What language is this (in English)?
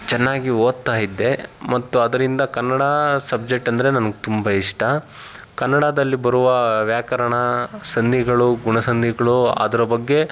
Kannada